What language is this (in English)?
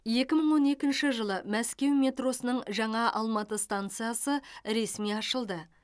Kazakh